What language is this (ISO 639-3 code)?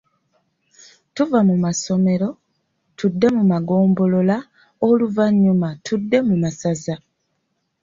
lug